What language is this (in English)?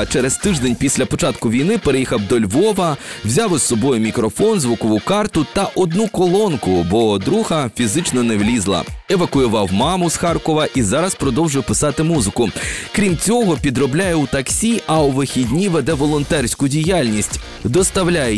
Ukrainian